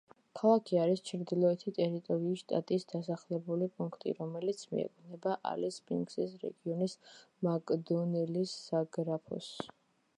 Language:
Georgian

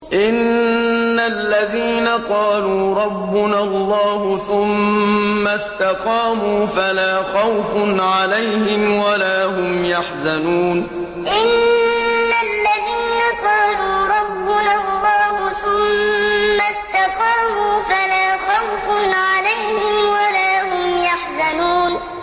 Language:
Arabic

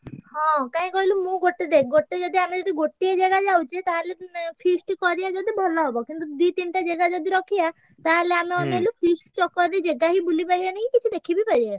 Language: Odia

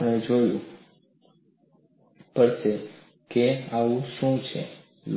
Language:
Gujarati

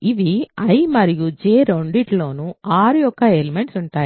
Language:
Telugu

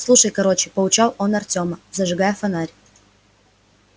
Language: Russian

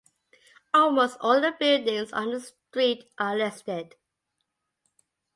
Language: English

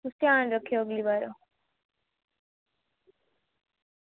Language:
Dogri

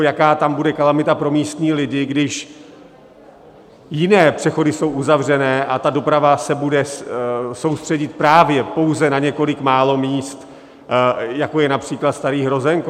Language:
Czech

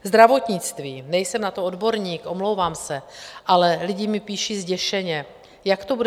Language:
Czech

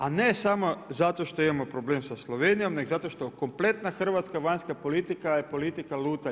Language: Croatian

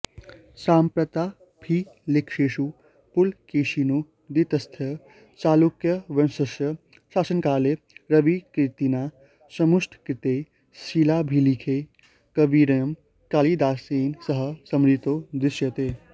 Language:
Sanskrit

